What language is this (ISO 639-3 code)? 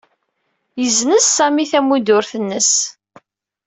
kab